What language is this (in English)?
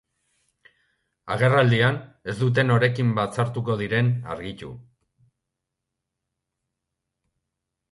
Basque